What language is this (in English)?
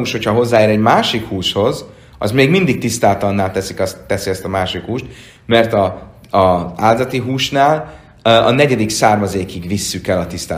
Hungarian